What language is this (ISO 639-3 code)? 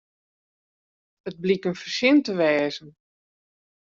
fry